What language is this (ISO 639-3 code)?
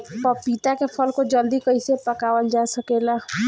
bho